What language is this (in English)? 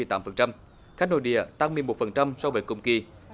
Vietnamese